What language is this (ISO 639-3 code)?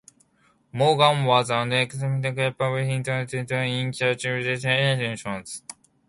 eng